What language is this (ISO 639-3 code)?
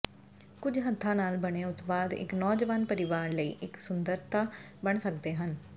pan